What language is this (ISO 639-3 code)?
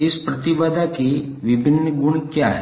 hin